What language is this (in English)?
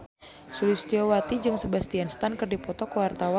Sundanese